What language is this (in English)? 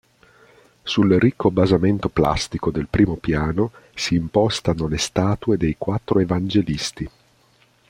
Italian